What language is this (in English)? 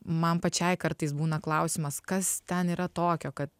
Lithuanian